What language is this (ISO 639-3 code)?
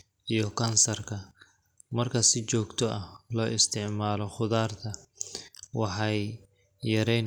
som